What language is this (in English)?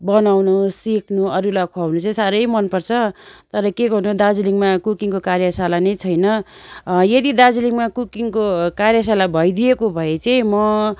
Nepali